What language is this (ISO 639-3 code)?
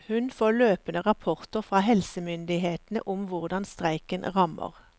nor